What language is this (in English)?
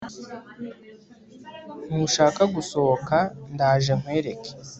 Kinyarwanda